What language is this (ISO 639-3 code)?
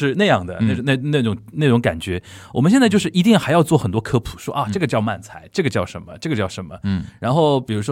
zho